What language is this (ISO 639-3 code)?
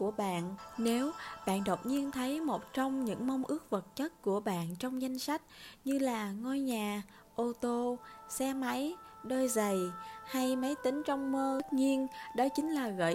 vie